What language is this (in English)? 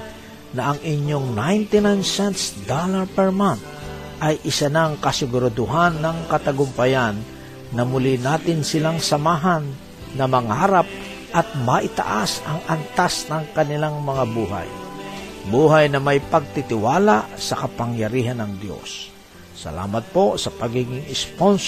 Filipino